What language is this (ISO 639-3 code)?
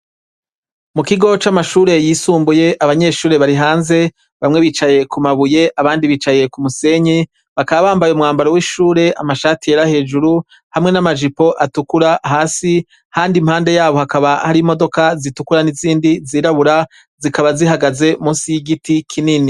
run